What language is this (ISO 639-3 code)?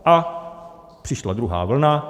ces